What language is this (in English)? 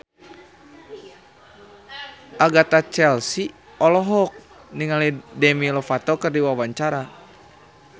Sundanese